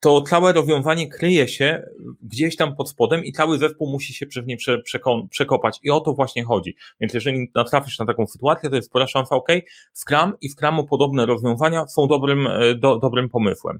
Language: Polish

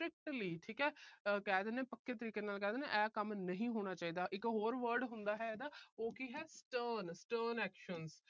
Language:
Punjabi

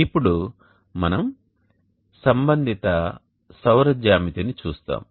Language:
Telugu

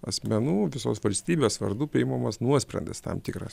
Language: Lithuanian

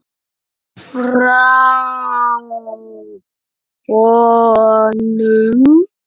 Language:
Icelandic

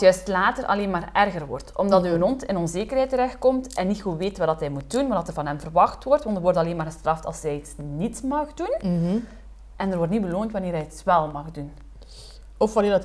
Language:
Dutch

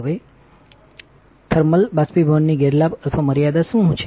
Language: Gujarati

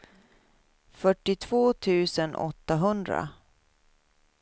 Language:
Swedish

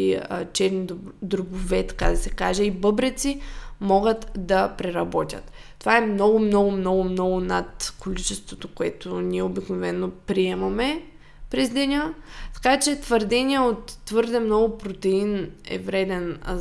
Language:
Bulgarian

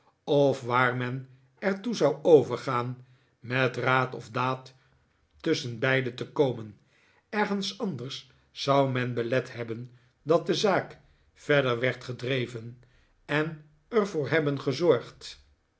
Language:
Dutch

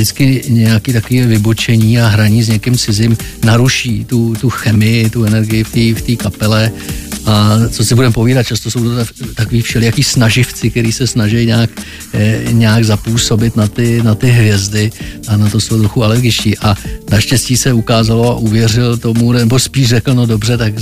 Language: Czech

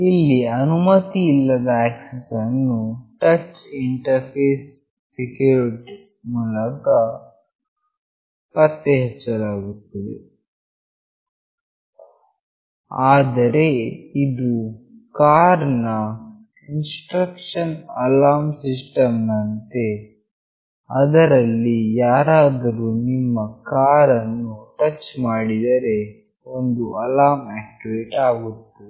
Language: Kannada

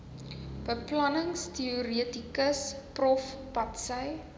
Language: Afrikaans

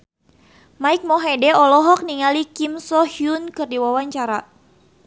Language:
Sundanese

